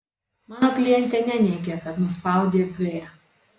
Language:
Lithuanian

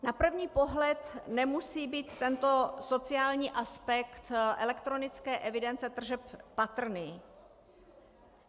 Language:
Czech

